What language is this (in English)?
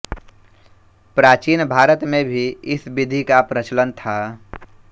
Hindi